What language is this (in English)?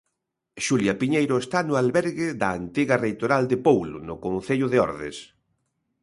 Galician